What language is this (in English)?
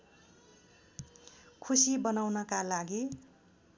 Nepali